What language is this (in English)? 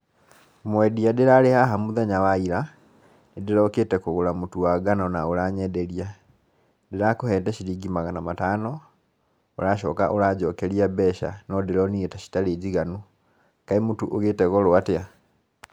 Kikuyu